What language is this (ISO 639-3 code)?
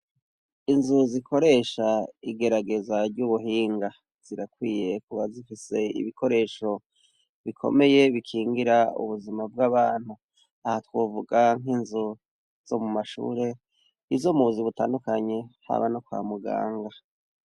run